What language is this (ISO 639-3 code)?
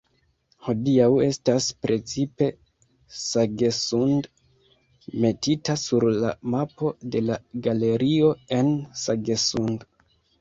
epo